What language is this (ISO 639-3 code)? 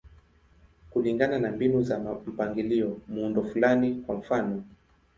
swa